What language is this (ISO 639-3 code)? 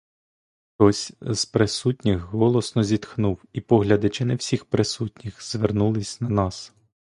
ukr